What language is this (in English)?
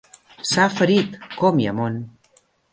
Catalan